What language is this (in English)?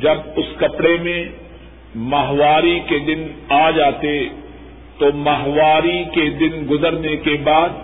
Urdu